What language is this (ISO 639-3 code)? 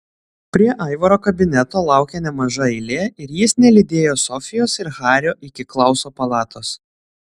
lit